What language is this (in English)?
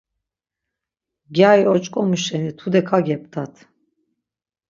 Laz